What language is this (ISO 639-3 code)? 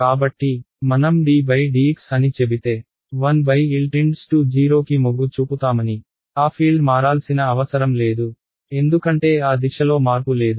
tel